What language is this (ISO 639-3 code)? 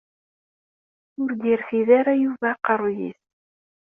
kab